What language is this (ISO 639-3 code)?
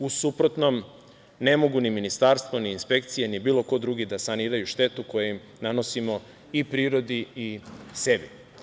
srp